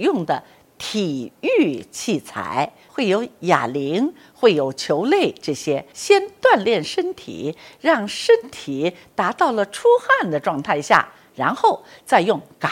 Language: Chinese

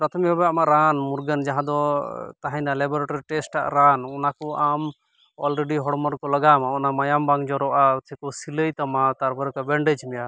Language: Santali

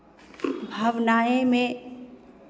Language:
Hindi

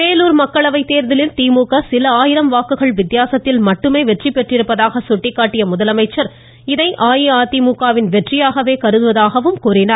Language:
Tamil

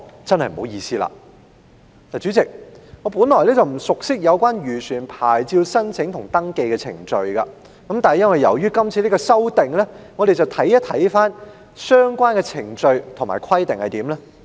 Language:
Cantonese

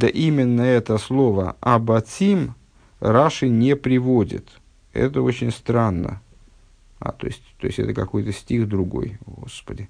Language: Russian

